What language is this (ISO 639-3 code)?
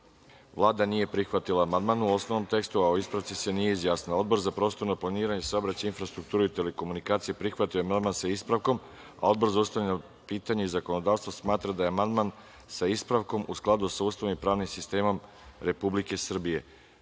srp